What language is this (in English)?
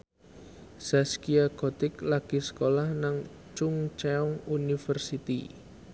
Javanese